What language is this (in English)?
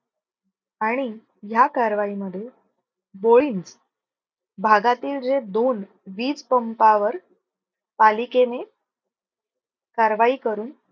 Marathi